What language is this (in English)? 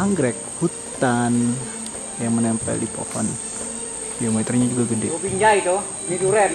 Indonesian